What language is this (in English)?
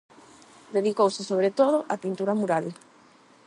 Galician